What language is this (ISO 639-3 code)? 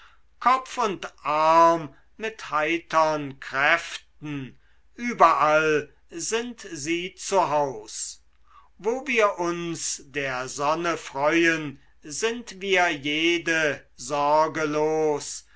deu